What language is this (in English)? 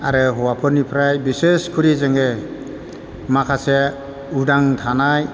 Bodo